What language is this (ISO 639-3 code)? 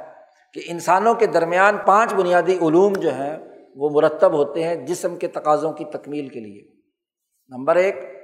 urd